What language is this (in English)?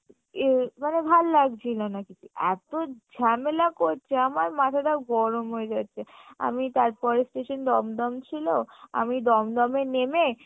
Bangla